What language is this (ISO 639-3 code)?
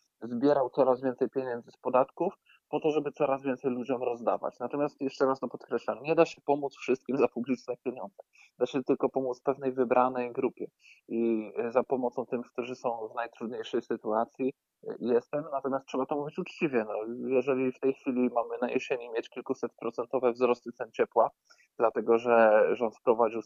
pol